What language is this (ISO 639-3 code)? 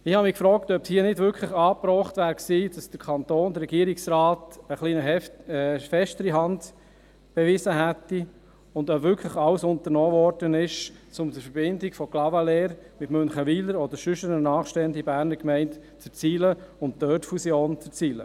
gsw